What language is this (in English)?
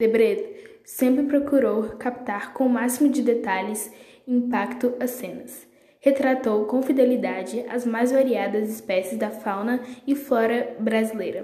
Portuguese